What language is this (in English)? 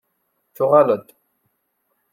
Kabyle